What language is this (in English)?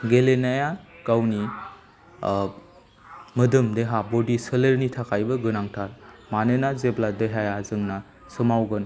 Bodo